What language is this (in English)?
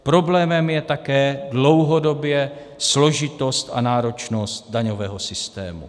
Czech